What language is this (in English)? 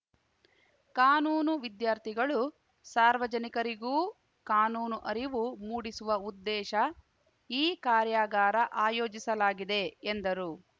Kannada